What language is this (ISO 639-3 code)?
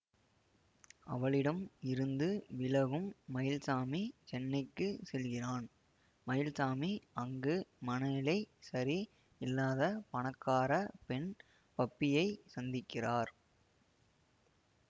tam